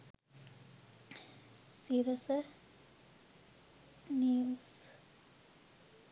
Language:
Sinhala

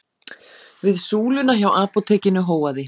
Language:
Icelandic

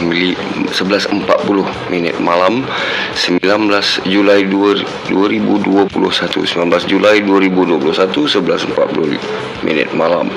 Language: Malay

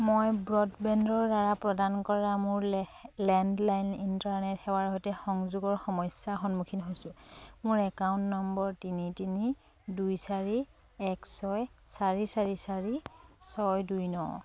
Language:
Assamese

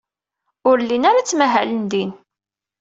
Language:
Kabyle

